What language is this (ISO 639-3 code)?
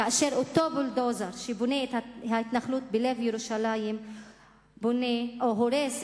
heb